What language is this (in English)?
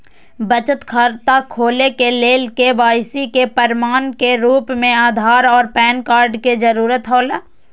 Maithili